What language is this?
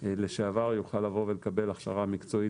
Hebrew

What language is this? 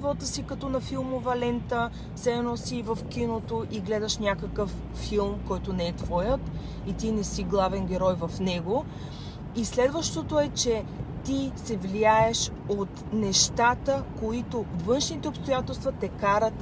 Bulgarian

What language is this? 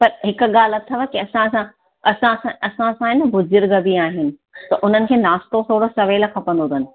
Sindhi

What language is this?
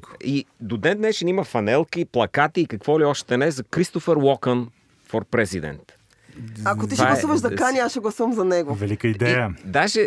Bulgarian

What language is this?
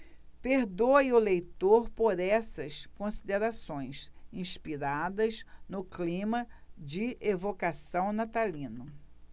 Portuguese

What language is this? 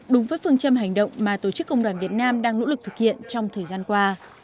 Vietnamese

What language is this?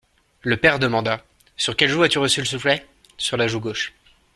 French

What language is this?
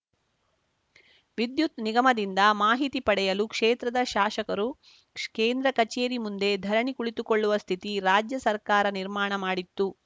Kannada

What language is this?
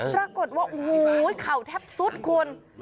Thai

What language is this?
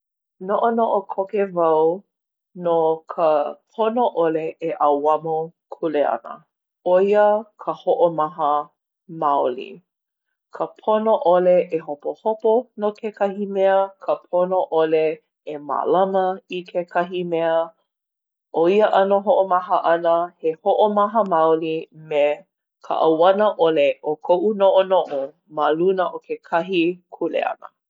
Hawaiian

